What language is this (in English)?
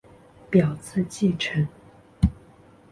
Chinese